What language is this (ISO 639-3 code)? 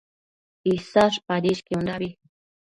mcf